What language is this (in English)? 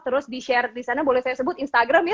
Indonesian